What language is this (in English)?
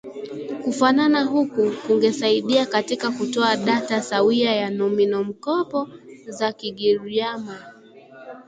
Swahili